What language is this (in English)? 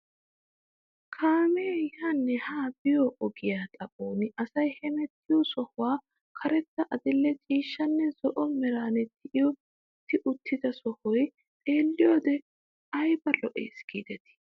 Wolaytta